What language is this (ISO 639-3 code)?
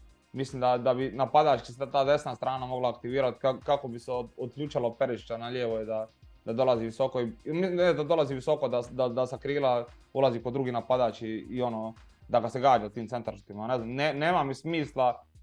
hrv